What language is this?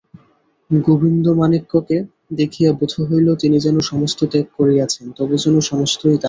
Bangla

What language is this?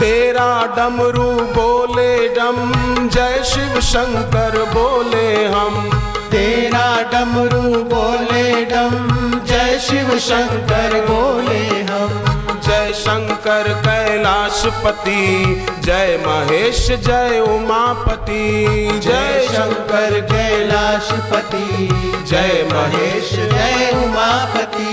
Hindi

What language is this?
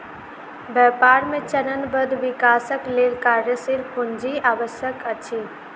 Maithili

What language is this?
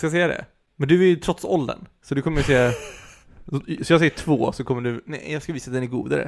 Swedish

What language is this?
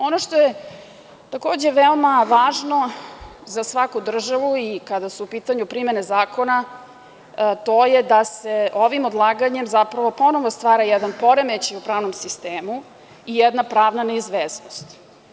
Serbian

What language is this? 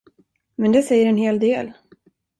Swedish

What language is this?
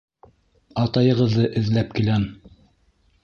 Bashkir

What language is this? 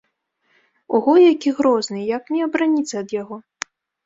Belarusian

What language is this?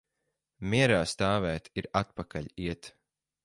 Latvian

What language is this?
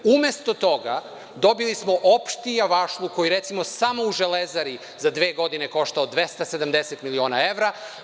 Serbian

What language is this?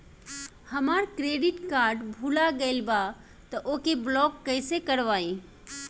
Bhojpuri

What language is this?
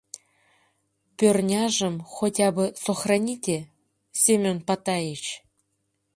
Mari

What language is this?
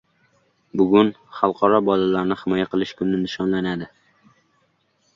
Uzbek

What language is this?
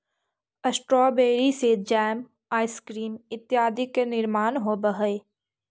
Magahi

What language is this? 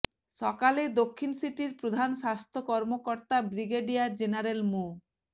Bangla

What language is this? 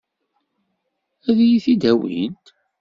Kabyle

